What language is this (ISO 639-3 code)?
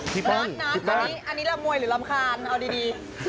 tha